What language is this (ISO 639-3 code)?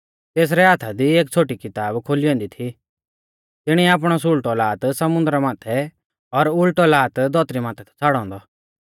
bfz